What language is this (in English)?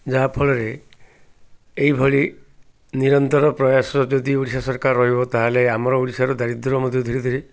Odia